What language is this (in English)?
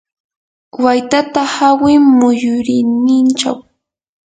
Yanahuanca Pasco Quechua